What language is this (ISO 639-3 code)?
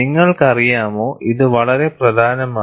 mal